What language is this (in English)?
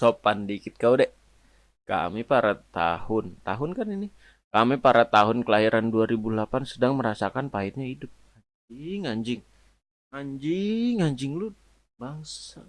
Indonesian